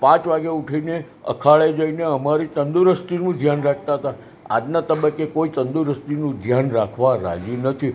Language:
Gujarati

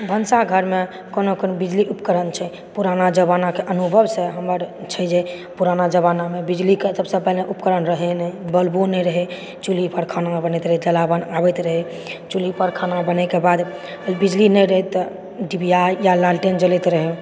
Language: Maithili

